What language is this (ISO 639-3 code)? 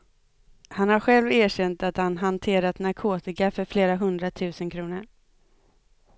swe